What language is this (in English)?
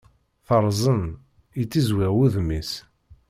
Kabyle